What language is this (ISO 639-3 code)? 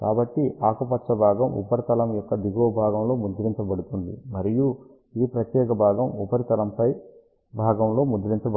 tel